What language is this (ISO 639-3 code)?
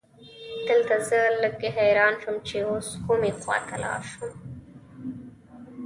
pus